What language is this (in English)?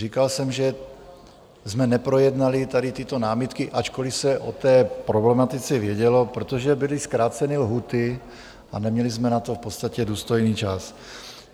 Czech